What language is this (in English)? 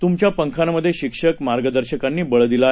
Marathi